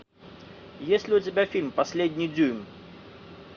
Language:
Russian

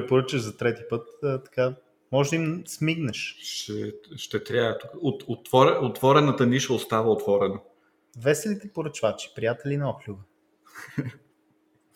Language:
Bulgarian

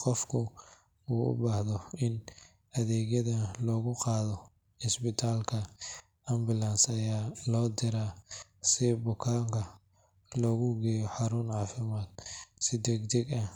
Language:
Somali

